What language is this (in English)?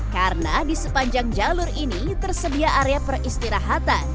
Indonesian